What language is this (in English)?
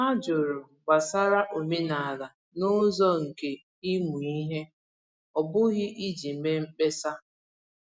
Igbo